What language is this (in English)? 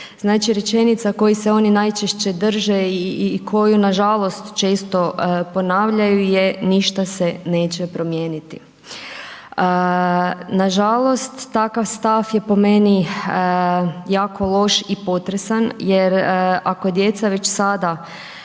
Croatian